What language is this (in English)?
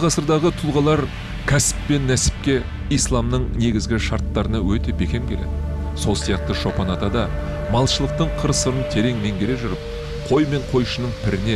Turkish